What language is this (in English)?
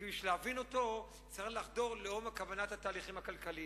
Hebrew